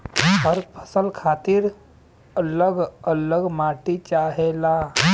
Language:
Bhojpuri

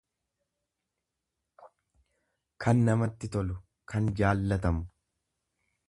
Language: Oromo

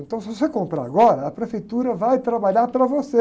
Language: Portuguese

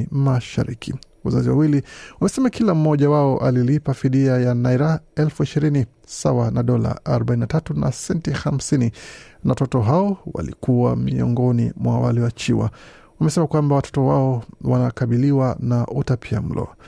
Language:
Swahili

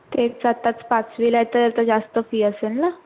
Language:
Marathi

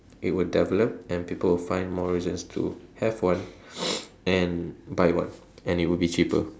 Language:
English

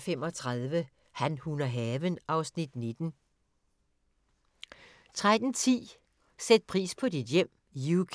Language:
Danish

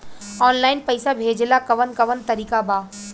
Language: Bhojpuri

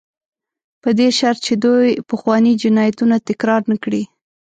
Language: Pashto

